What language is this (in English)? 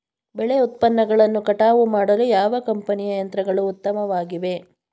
Kannada